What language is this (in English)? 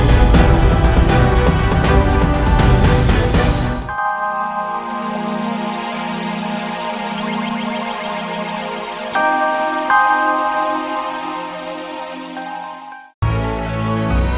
Indonesian